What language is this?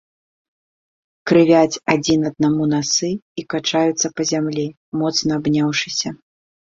Belarusian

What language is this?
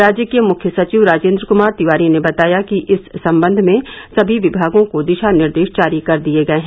Hindi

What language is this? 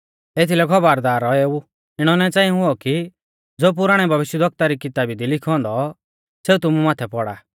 Mahasu Pahari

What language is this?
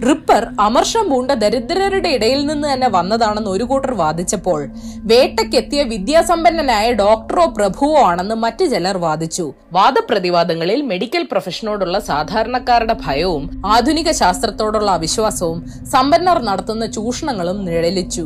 Malayalam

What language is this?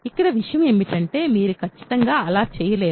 Telugu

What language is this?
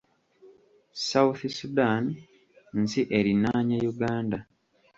Ganda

